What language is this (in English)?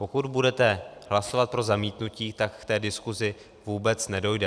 Czech